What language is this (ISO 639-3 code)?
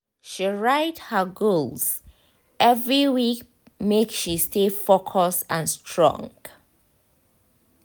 pcm